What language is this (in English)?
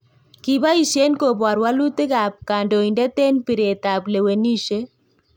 Kalenjin